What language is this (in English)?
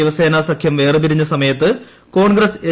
Malayalam